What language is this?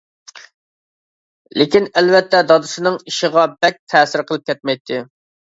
Uyghur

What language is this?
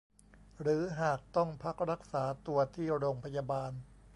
Thai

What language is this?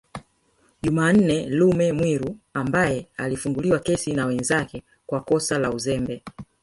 Swahili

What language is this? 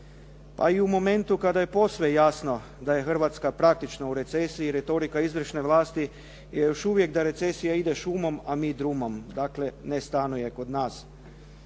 Croatian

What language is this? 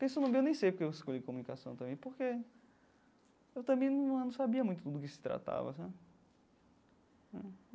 Portuguese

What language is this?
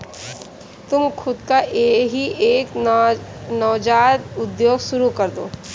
Hindi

